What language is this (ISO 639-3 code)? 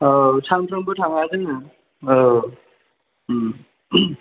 brx